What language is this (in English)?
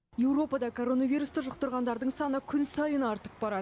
Kazakh